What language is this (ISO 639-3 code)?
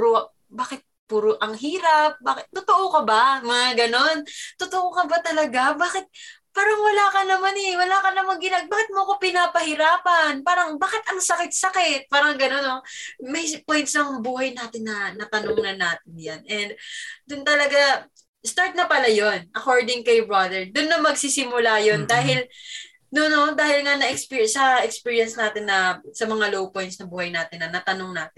fil